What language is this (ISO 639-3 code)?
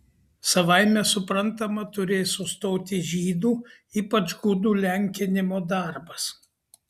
lit